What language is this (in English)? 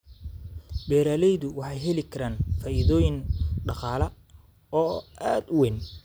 Somali